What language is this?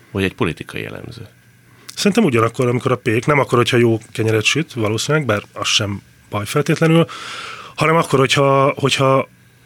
Hungarian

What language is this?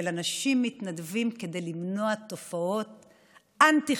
Hebrew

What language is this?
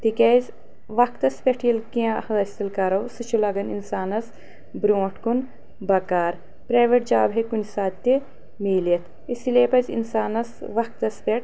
Kashmiri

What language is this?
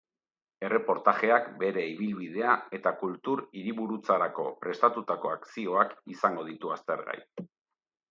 Basque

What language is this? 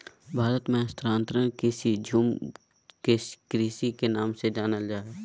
Magahi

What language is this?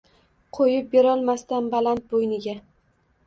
Uzbek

